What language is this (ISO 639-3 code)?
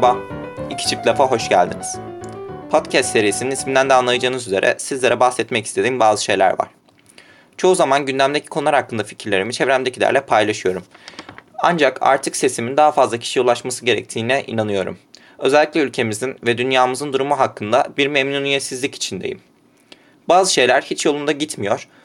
tur